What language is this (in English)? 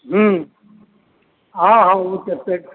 Maithili